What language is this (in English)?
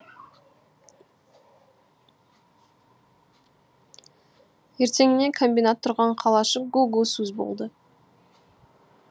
Kazakh